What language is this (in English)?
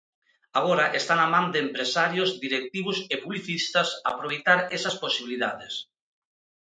Galician